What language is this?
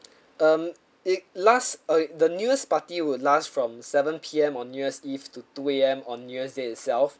English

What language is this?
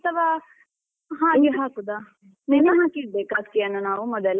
Kannada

